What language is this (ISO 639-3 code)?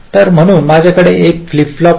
mar